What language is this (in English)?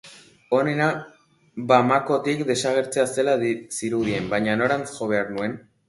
Basque